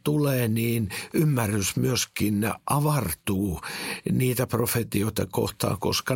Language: Finnish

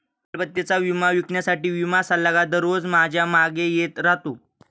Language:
Marathi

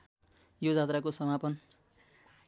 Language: Nepali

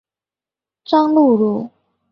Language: Chinese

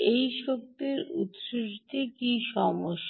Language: Bangla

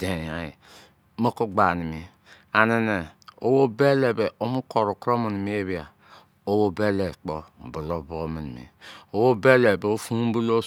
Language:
Izon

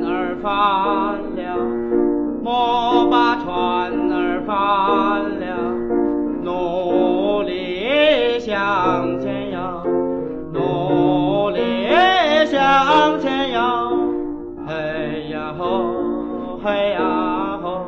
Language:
Chinese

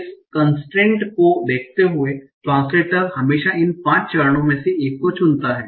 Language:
Hindi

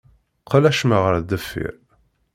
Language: Kabyle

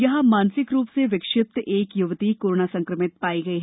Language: Hindi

